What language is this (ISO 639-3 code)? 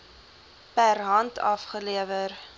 afr